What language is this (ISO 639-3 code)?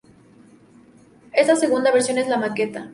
spa